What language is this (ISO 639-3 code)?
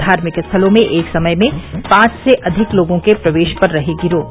hin